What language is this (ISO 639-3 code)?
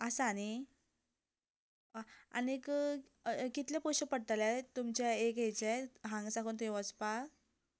kok